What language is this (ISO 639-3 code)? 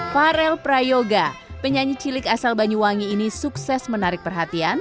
ind